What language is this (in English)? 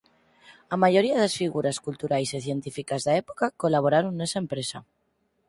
Galician